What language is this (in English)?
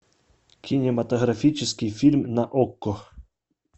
Russian